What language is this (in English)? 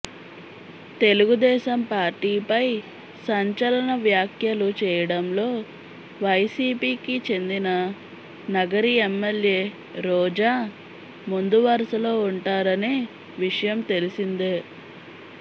Telugu